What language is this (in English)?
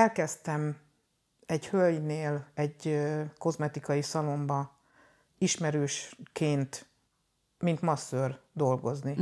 Hungarian